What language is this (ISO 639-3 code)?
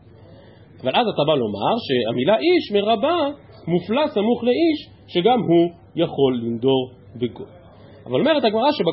heb